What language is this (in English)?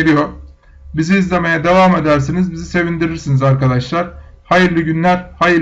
Turkish